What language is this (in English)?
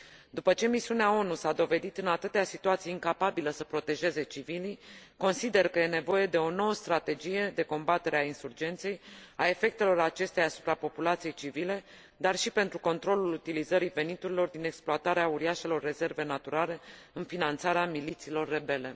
Romanian